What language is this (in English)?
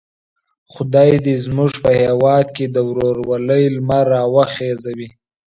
Pashto